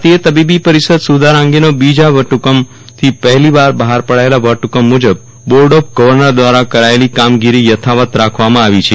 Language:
Gujarati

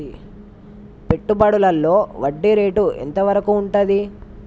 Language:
Telugu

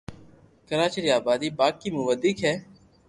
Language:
Loarki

